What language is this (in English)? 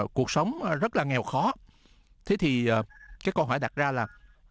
Vietnamese